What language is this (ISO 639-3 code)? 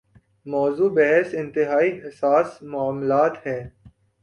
urd